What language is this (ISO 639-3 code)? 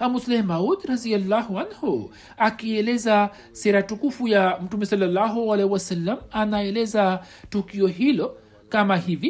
swa